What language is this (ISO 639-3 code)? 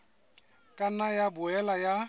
sot